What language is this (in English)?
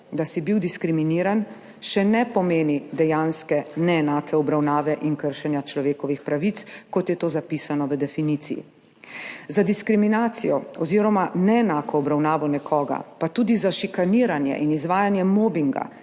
Slovenian